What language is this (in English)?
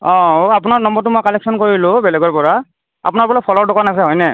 Assamese